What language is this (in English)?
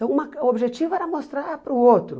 Portuguese